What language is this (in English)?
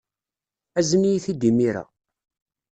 Kabyle